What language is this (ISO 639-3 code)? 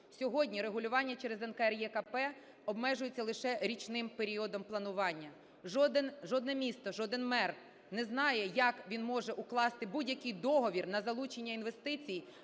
ukr